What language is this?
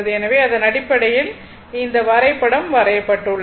Tamil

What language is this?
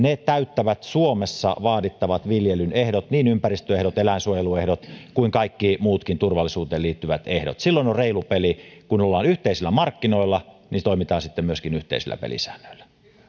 Finnish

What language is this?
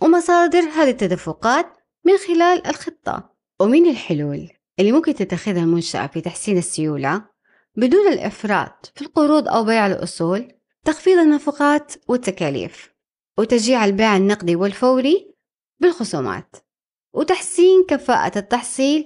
Arabic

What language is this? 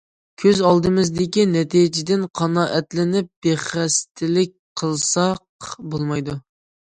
Uyghur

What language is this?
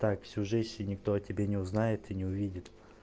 Russian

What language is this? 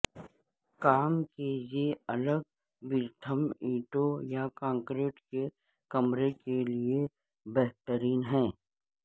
Urdu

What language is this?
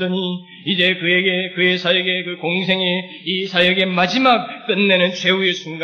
Korean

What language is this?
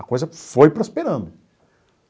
Portuguese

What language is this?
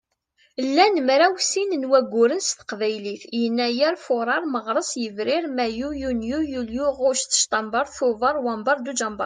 Kabyle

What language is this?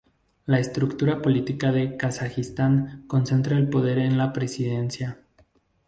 Spanish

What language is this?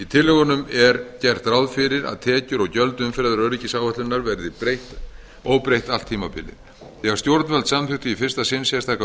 Icelandic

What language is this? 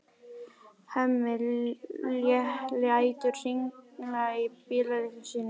Icelandic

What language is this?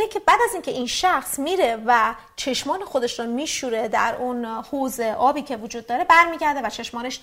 Persian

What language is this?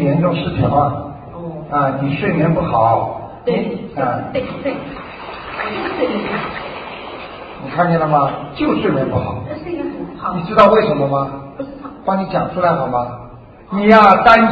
Chinese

